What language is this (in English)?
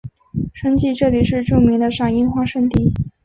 Chinese